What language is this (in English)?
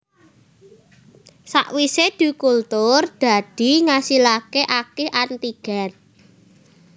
Javanese